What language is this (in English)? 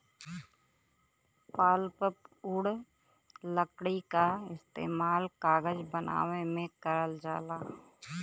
Bhojpuri